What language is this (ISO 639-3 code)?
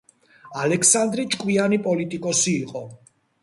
kat